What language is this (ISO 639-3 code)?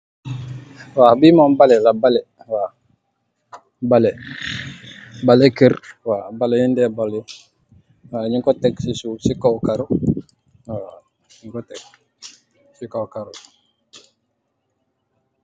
wol